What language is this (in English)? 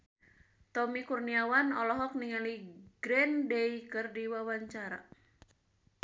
Sundanese